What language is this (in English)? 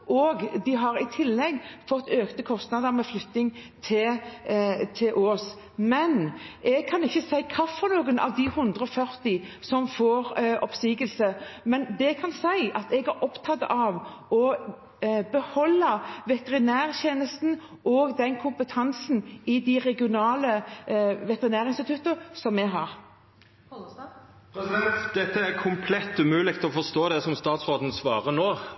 Norwegian